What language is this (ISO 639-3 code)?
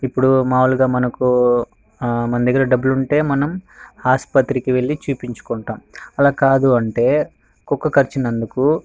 tel